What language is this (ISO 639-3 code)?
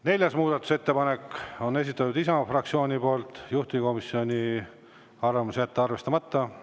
est